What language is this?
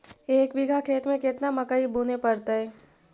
Magahi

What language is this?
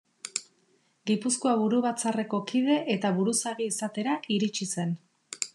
Basque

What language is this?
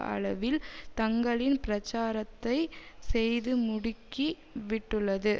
Tamil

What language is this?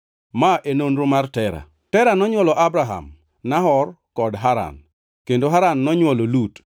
Luo (Kenya and Tanzania)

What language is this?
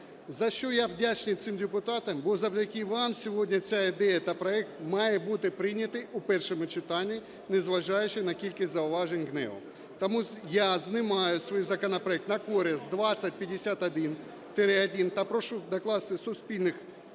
Ukrainian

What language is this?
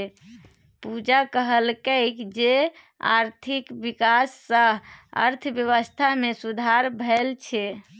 Maithili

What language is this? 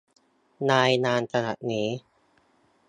Thai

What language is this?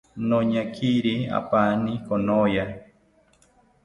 South Ucayali Ashéninka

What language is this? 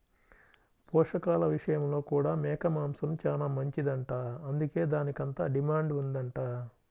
Telugu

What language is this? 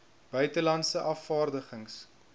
Afrikaans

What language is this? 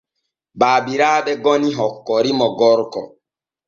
Borgu Fulfulde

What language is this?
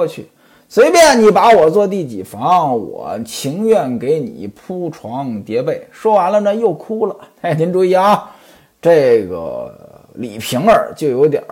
Chinese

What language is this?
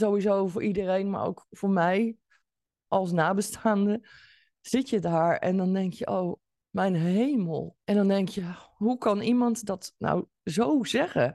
Dutch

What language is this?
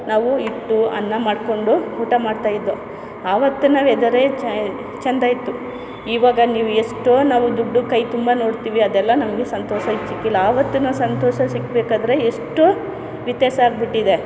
Kannada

